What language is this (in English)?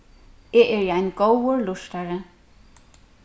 Faroese